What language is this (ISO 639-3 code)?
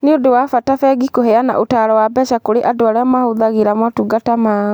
kik